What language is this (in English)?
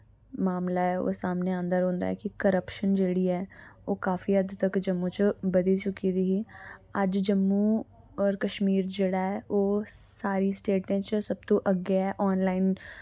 Dogri